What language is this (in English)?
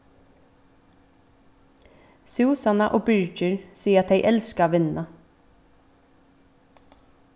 Faroese